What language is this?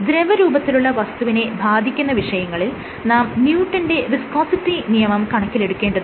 Malayalam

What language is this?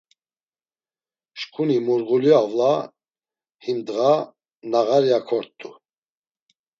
Laz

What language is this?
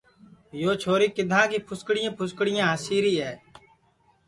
Sansi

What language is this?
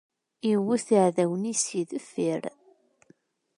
Kabyle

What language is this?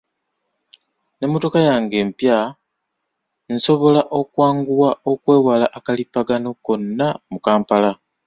Ganda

